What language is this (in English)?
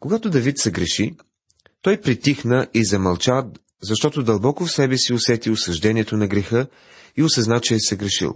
Bulgarian